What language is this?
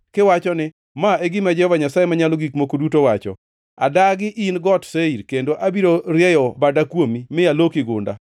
Luo (Kenya and Tanzania)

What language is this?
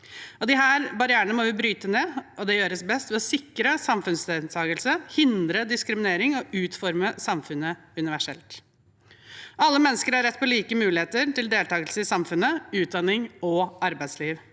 Norwegian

